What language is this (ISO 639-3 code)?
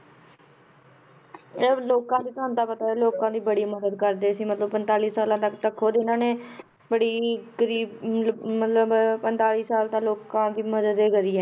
pan